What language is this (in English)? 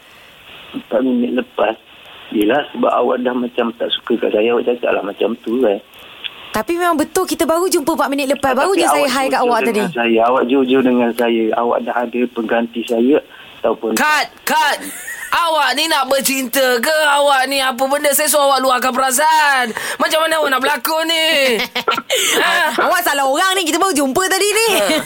Malay